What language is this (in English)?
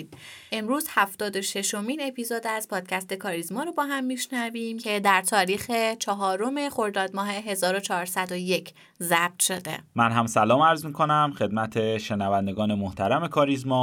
Persian